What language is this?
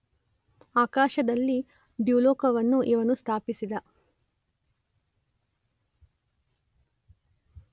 Kannada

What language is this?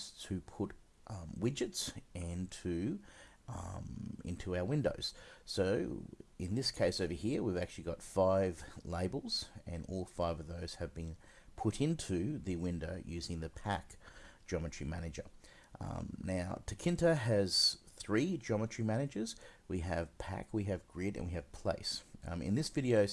English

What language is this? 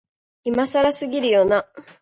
Japanese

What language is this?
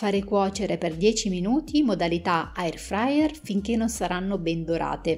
Italian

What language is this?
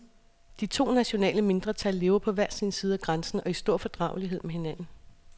Danish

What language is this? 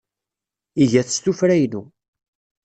Kabyle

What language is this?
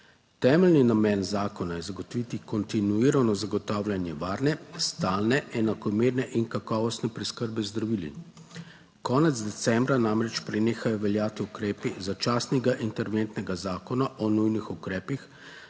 Slovenian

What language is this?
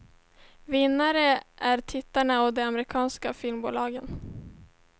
Swedish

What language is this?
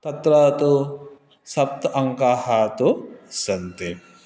Sanskrit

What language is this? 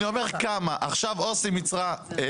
Hebrew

